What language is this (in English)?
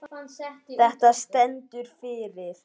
Icelandic